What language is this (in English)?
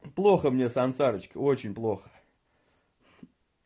Russian